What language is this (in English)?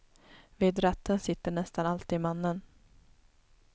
Swedish